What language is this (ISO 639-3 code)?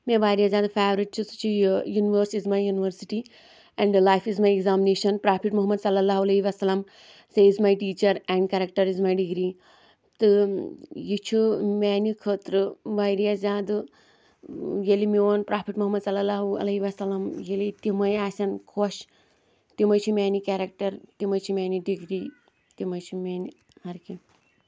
kas